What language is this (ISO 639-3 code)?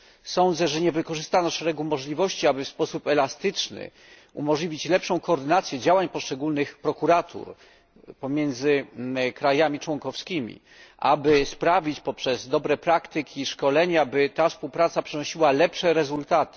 pol